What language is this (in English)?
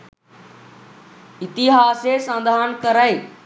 Sinhala